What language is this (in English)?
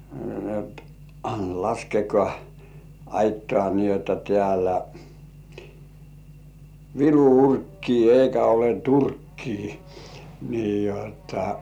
Finnish